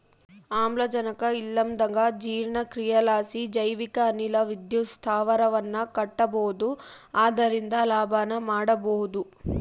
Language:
Kannada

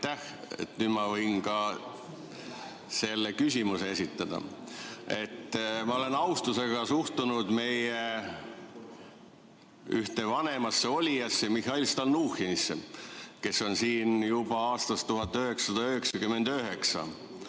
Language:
Estonian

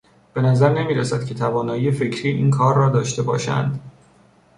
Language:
Persian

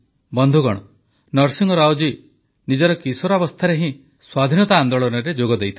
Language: Odia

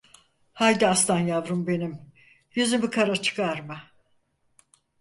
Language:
Turkish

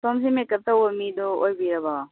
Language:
Manipuri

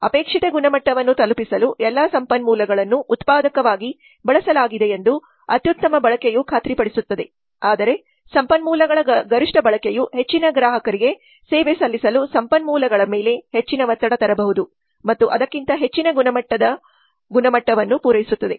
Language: Kannada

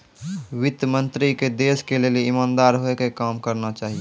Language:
Maithili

